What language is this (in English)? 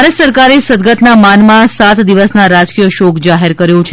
Gujarati